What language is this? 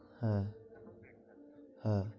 Bangla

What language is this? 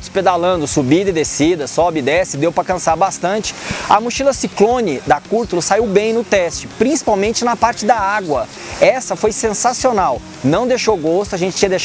Portuguese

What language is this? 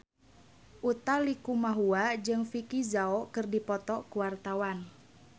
Sundanese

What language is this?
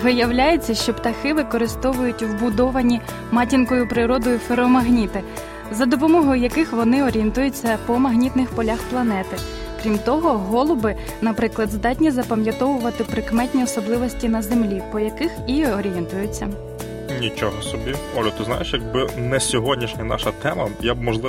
Ukrainian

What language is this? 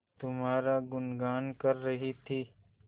Hindi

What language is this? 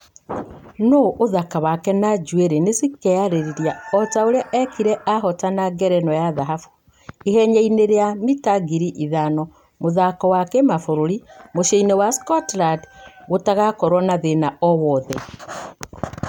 Kikuyu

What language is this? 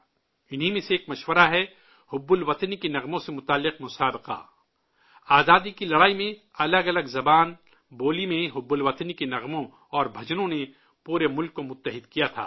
Urdu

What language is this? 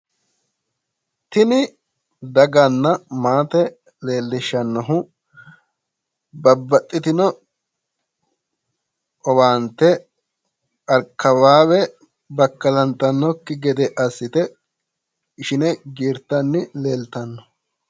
Sidamo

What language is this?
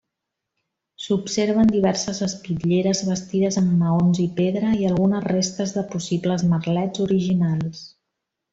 Catalan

